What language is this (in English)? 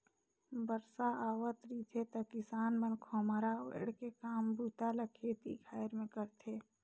Chhattisgarhi